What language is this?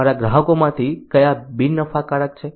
Gujarati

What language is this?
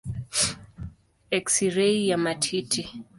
Swahili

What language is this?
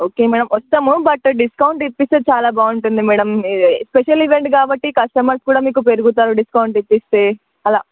Telugu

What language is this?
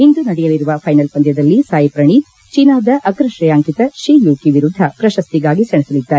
Kannada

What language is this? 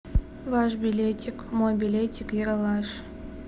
Russian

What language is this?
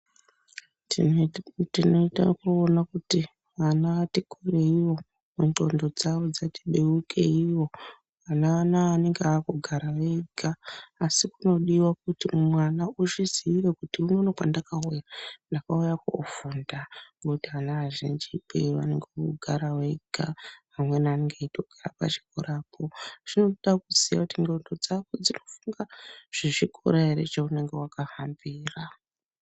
Ndau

